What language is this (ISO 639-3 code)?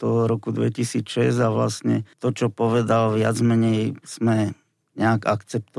slk